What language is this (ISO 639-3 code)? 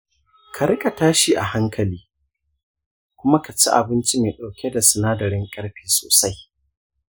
hau